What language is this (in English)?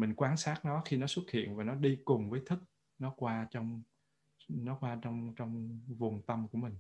Vietnamese